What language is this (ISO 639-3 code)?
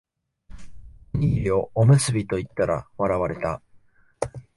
jpn